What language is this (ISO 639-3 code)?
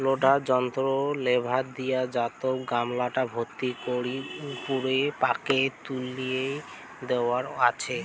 ben